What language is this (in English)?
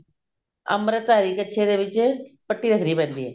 Punjabi